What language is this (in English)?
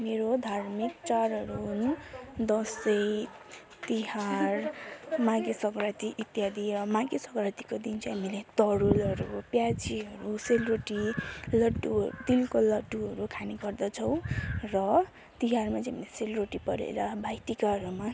Nepali